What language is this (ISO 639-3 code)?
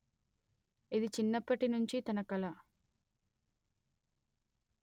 tel